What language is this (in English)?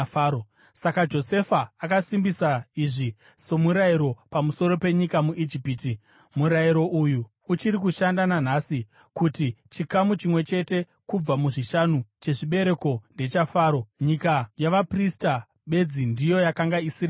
Shona